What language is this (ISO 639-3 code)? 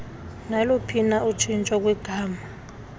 xho